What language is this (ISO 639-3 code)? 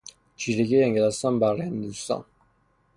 fas